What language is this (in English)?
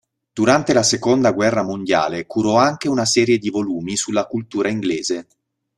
Italian